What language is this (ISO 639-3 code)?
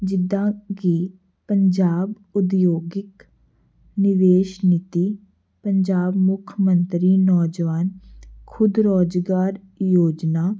pan